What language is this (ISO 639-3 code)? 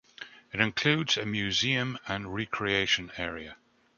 eng